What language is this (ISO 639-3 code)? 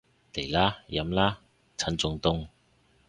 yue